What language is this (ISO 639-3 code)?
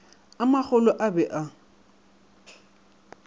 nso